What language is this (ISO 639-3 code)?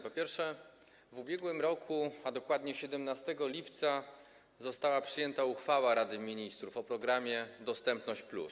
pol